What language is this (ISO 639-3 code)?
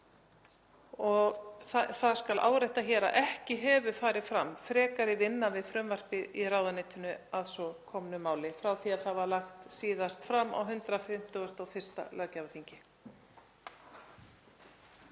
isl